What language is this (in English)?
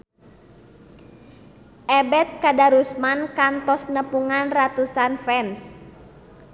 Sundanese